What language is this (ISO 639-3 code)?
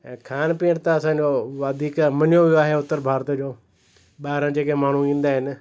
snd